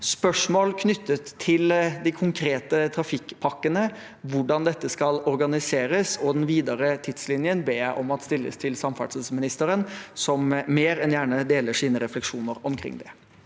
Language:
Norwegian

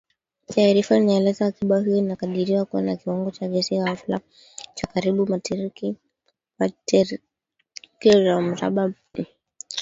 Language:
Swahili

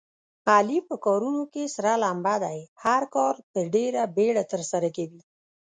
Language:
Pashto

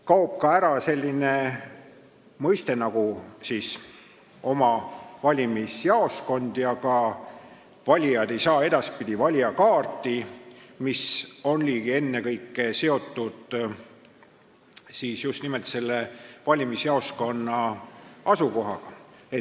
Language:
Estonian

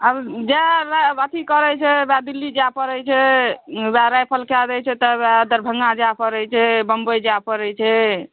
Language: Maithili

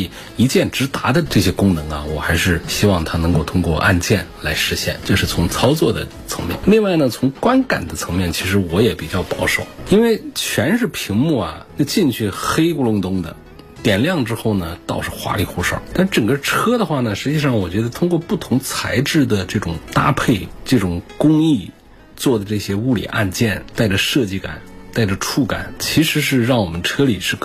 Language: Chinese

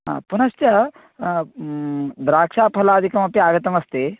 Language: Sanskrit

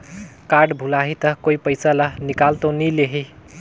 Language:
Chhattisgarhi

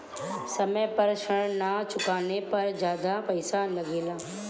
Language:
Bhojpuri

